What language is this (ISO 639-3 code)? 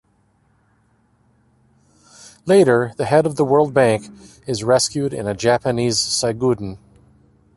eng